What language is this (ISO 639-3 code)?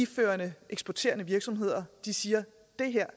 dan